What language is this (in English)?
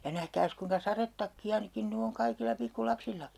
Finnish